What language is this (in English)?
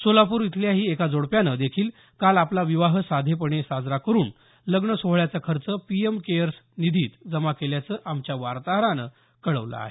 Marathi